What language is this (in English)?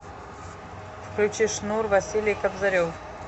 Russian